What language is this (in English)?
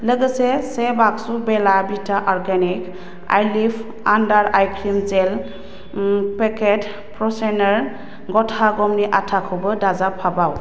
Bodo